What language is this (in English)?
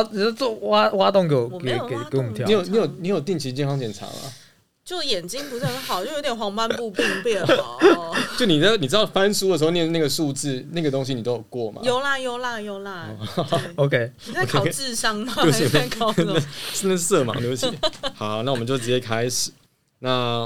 Chinese